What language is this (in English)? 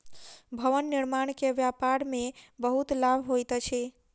Maithili